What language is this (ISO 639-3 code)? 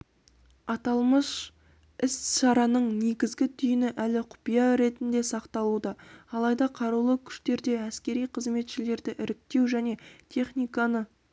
kaz